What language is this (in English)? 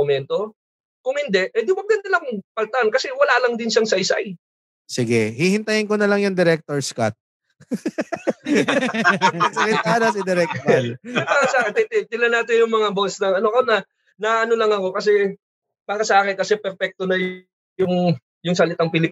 Filipino